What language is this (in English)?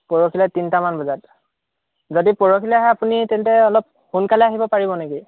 Assamese